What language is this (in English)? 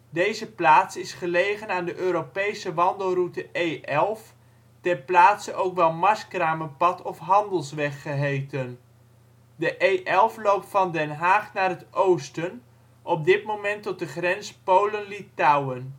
Dutch